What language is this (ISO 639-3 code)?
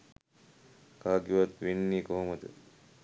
sin